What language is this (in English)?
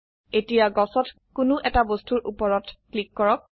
Assamese